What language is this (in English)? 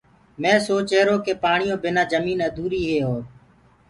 Gurgula